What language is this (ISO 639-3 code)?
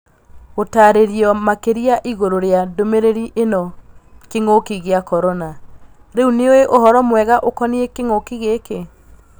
kik